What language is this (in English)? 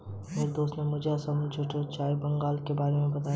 Hindi